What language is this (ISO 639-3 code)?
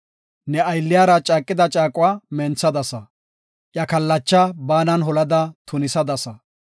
gof